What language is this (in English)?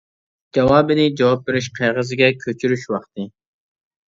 Uyghur